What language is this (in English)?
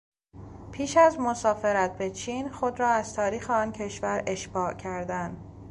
Persian